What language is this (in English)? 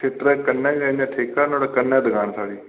Dogri